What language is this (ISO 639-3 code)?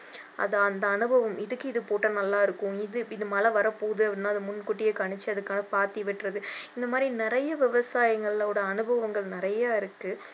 tam